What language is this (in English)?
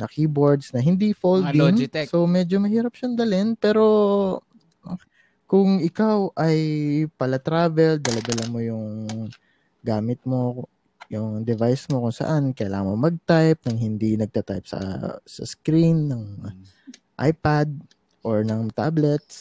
Filipino